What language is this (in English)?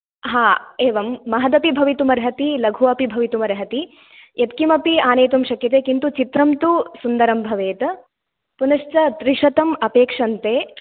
Sanskrit